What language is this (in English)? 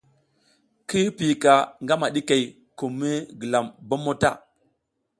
South Giziga